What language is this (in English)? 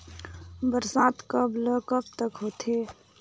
Chhattisgarhi